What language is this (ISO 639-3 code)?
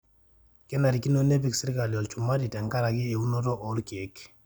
mas